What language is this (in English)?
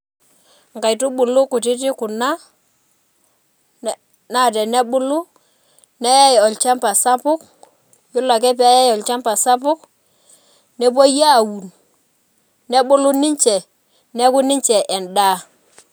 Masai